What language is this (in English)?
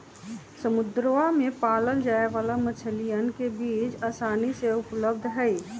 Magahi